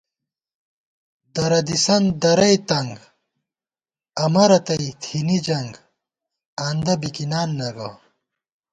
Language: Gawar-Bati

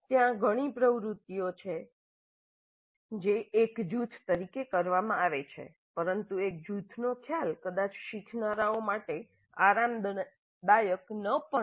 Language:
Gujarati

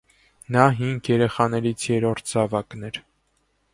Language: Armenian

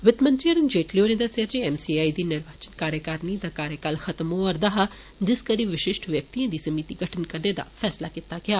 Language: Dogri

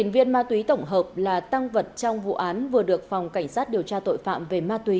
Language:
Vietnamese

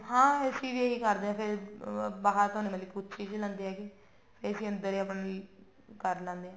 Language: Punjabi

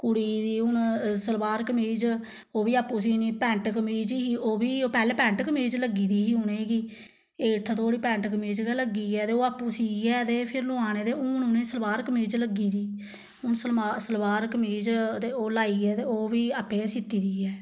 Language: Dogri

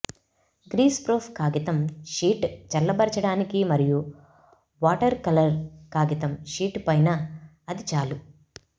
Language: Telugu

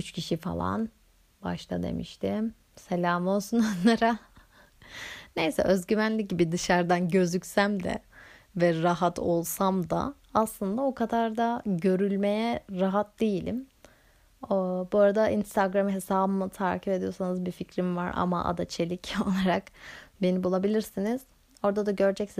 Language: Turkish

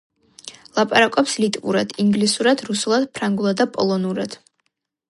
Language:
Georgian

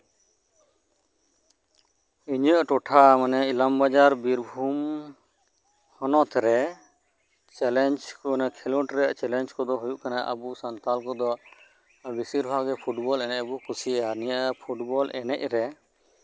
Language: Santali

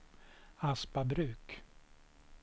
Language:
Swedish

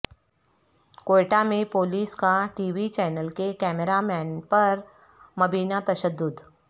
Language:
Urdu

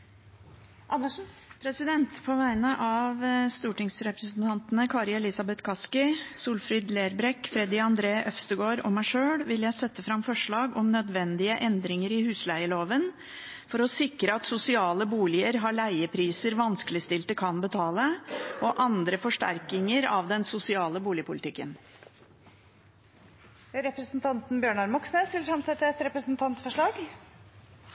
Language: Norwegian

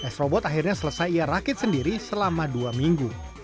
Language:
Indonesian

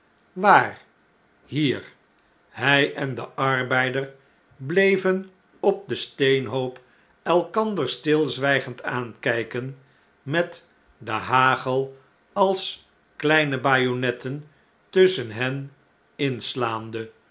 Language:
Dutch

